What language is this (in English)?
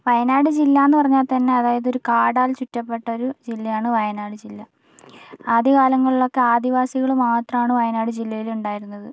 Malayalam